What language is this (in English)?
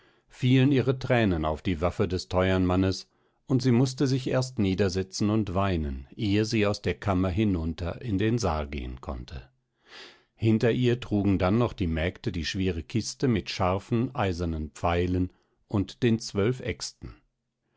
German